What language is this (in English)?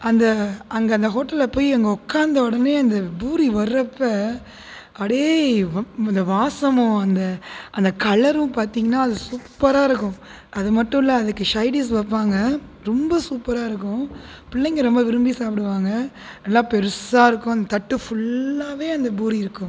Tamil